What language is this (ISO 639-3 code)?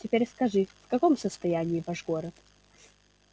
rus